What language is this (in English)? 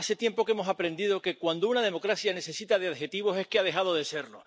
Spanish